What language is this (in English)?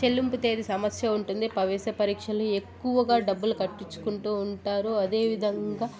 Telugu